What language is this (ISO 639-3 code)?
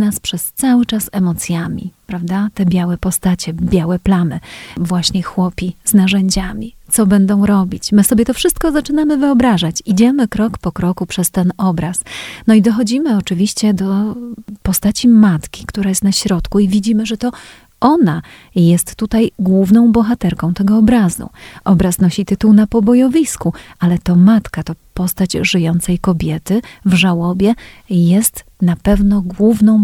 pol